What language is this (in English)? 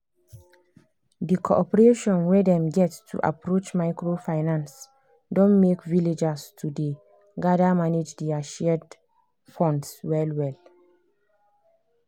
Nigerian Pidgin